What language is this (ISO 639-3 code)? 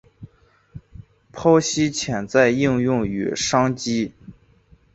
zho